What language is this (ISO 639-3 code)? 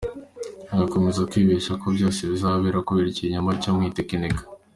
kin